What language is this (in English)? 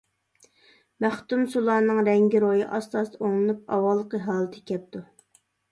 Uyghur